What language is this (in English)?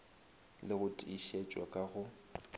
Northern Sotho